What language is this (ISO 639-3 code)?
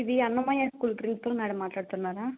tel